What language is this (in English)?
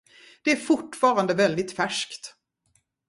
Swedish